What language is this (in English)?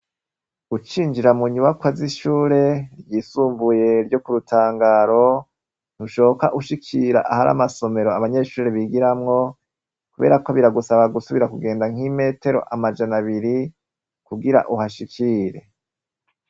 Rundi